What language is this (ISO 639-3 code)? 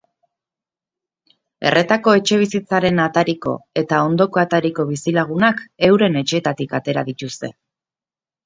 eus